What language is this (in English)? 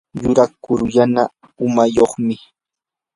Yanahuanca Pasco Quechua